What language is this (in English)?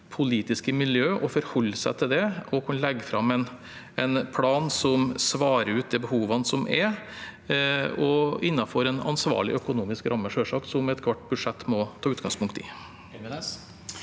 Norwegian